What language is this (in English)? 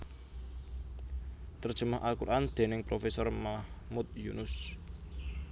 Javanese